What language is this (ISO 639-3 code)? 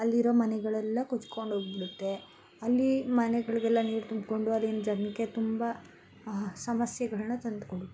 kan